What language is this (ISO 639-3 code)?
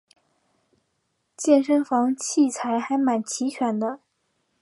zho